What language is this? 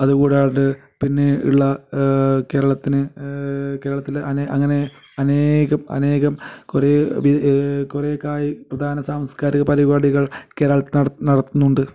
Malayalam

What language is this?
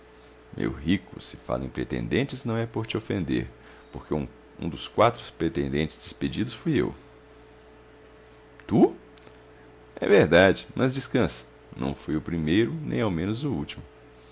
Portuguese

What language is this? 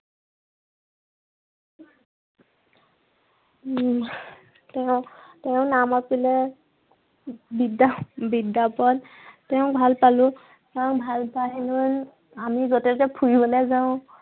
Assamese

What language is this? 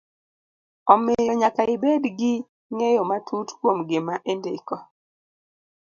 Luo (Kenya and Tanzania)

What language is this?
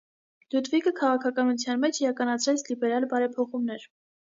Armenian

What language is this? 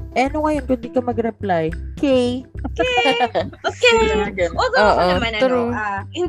Filipino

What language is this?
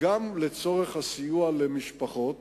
Hebrew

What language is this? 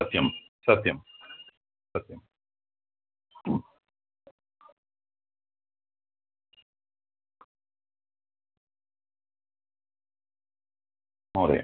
Sanskrit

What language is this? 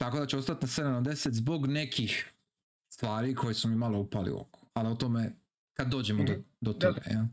Croatian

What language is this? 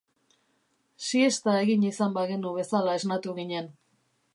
Basque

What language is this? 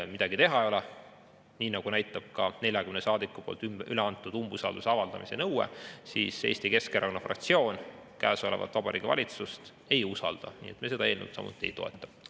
Estonian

